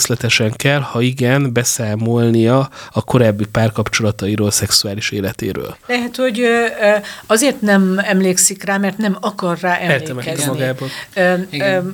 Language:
Hungarian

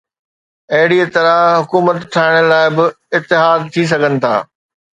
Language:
Sindhi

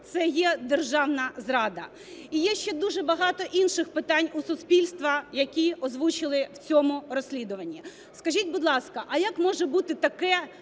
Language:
Ukrainian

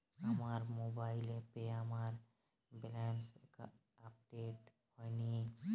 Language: Bangla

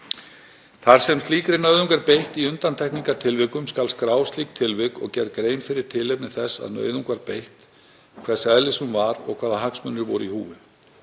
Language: Icelandic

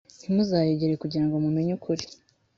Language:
Kinyarwanda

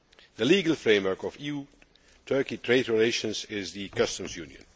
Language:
English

